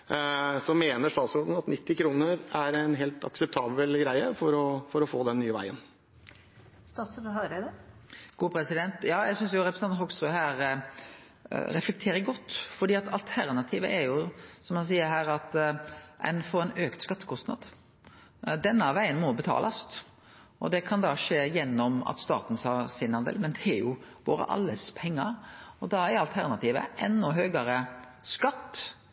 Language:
Norwegian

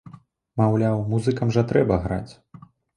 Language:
Belarusian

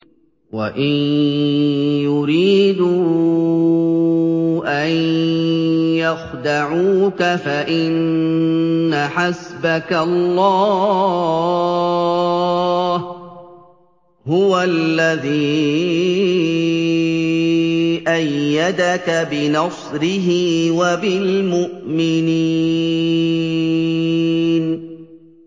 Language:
Arabic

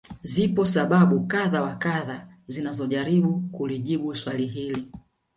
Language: Swahili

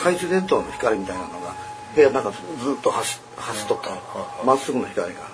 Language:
Japanese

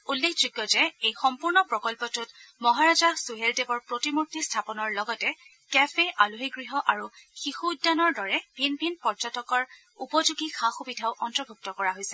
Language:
Assamese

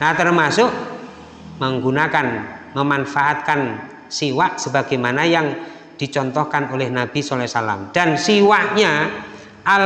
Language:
Indonesian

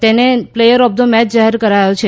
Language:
Gujarati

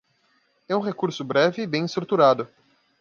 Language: Portuguese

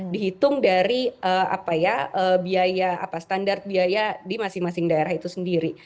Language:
Indonesian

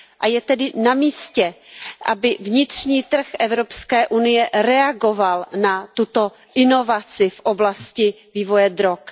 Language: Czech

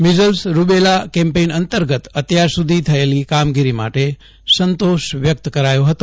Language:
Gujarati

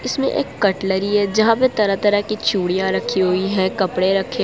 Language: Hindi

